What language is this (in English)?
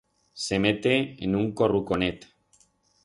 Aragonese